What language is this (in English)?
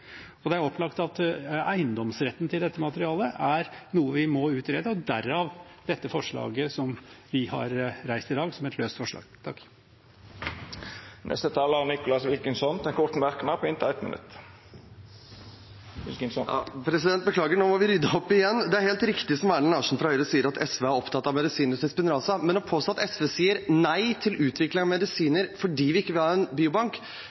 Norwegian